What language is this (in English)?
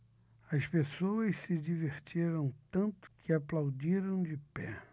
Portuguese